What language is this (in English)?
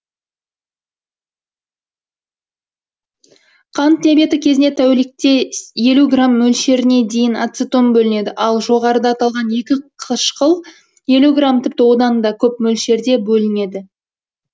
Kazakh